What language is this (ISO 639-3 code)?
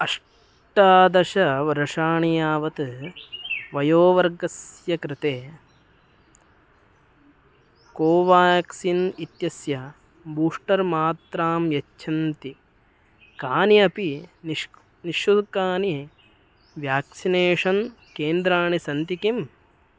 san